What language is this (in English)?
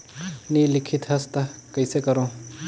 Chhattisgarhi